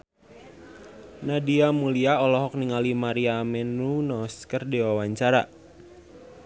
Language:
Sundanese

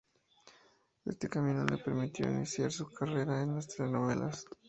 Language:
Spanish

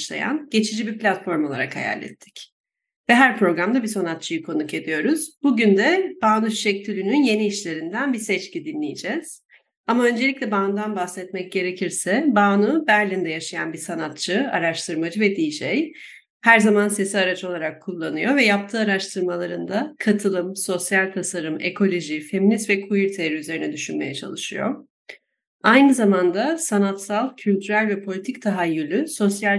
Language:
Turkish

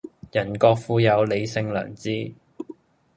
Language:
Cantonese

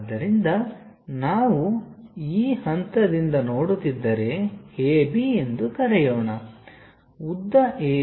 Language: Kannada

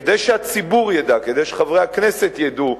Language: Hebrew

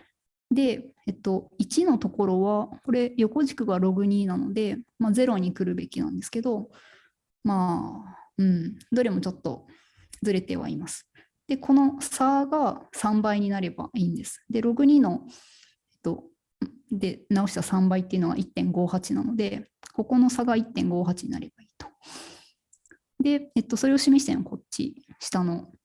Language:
Japanese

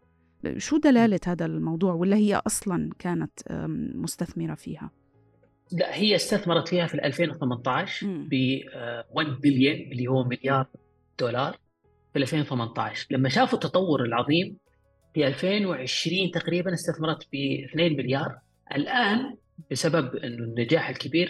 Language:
Arabic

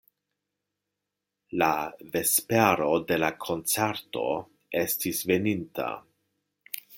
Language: Esperanto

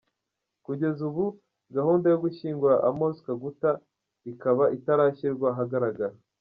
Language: Kinyarwanda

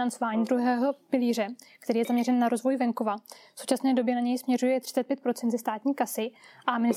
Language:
Czech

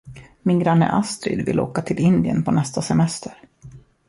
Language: Swedish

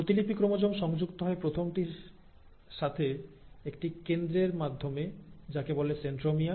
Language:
Bangla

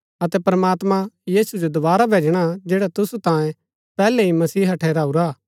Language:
Gaddi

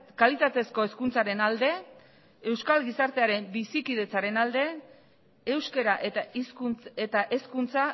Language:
Basque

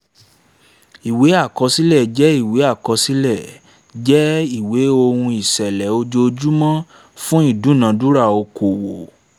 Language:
Yoruba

